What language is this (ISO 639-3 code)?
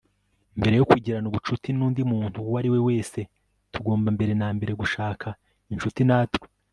kin